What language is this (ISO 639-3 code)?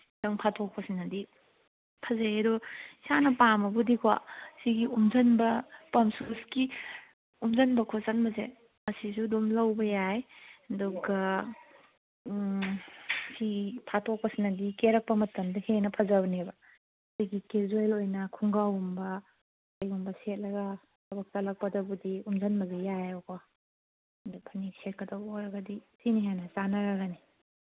mni